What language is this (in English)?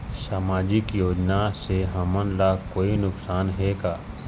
Chhattisgarhi